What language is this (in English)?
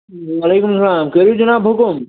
Kashmiri